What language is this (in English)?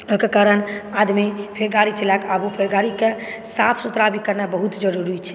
Maithili